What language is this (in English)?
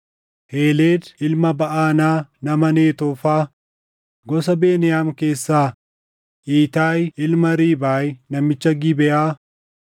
Oromo